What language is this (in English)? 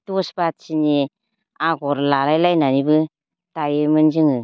Bodo